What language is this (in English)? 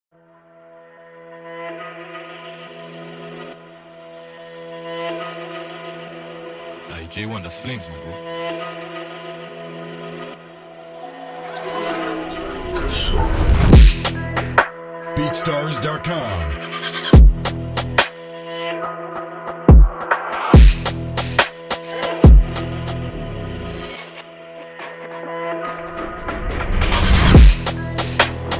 English